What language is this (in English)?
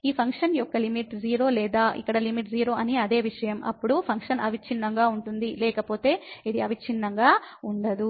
Telugu